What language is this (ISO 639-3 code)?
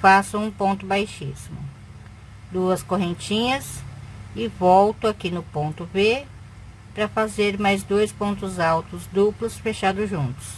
por